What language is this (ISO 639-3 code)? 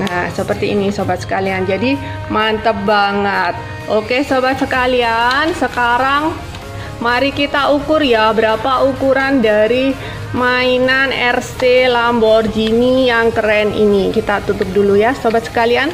ind